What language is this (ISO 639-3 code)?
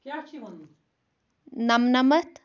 kas